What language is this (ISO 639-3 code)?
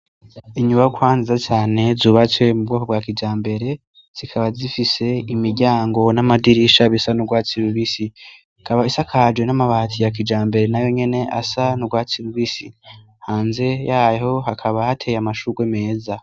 run